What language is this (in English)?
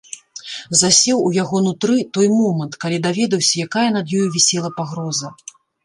Belarusian